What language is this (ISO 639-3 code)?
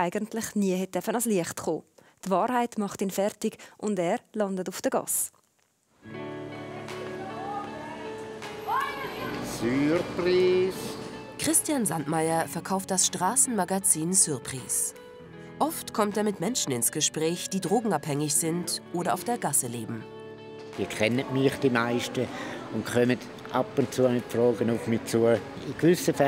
deu